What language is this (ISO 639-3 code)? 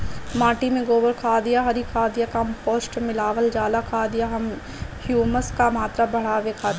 bho